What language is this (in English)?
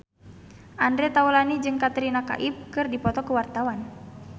Sundanese